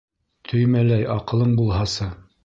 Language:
Bashkir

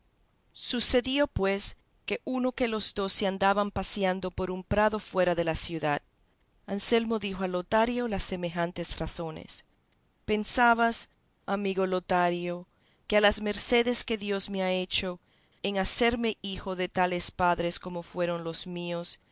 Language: Spanish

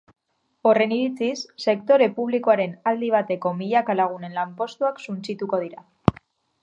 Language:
Basque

